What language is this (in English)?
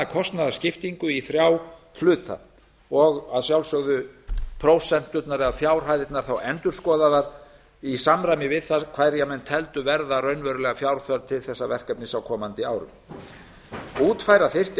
Icelandic